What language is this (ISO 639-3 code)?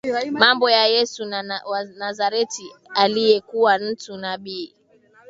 swa